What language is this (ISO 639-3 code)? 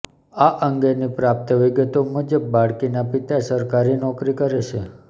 guj